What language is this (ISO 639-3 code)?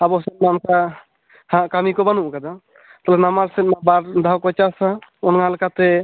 sat